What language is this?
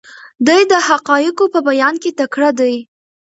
Pashto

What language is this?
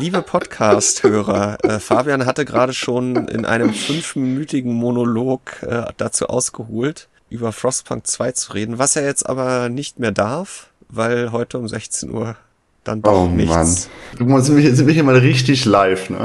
German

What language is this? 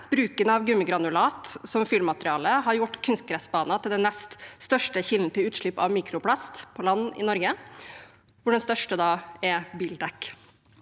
Norwegian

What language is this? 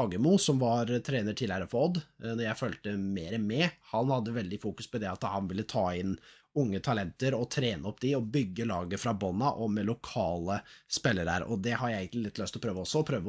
Norwegian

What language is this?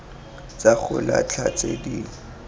Tswana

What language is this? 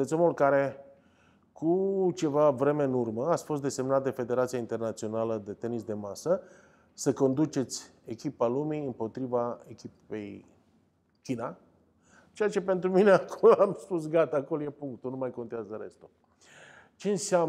Romanian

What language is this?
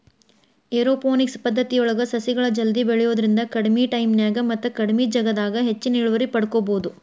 Kannada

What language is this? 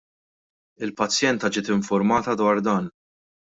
Maltese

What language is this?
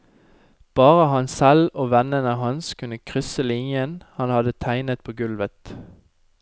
Norwegian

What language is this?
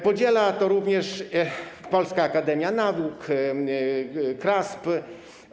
Polish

